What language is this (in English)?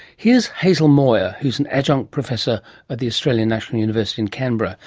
English